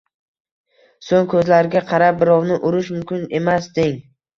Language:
Uzbek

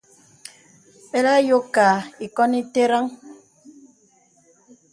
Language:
Bebele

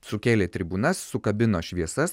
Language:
Lithuanian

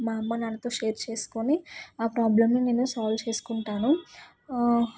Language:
Telugu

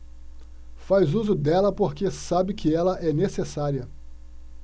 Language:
Portuguese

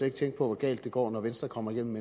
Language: Danish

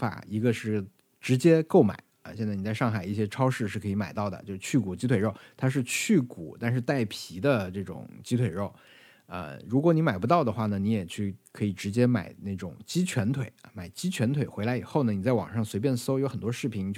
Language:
Chinese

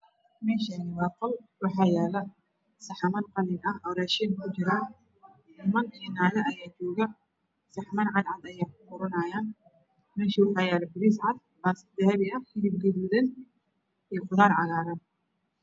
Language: Somali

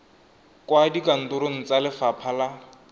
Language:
Tswana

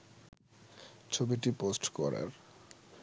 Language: Bangla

